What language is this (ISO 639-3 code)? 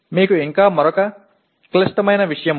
tel